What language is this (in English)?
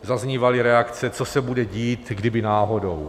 Czech